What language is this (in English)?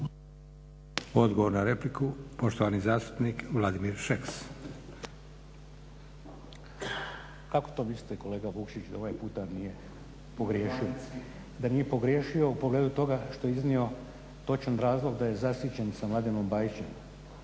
Croatian